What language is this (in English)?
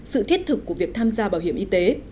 Vietnamese